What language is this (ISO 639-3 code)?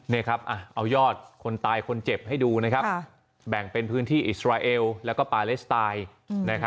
tha